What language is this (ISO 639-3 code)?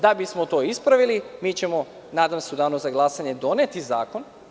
srp